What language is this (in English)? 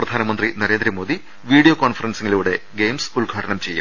Malayalam